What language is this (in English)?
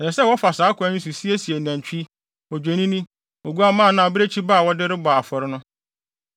Akan